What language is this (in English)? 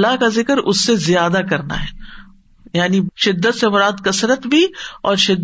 Urdu